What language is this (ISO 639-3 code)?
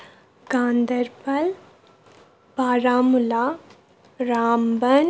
kas